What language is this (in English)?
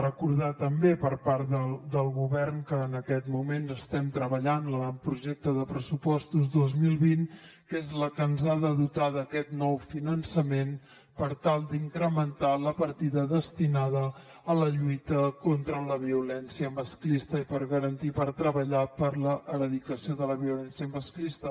Catalan